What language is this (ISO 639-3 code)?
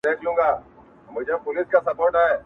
pus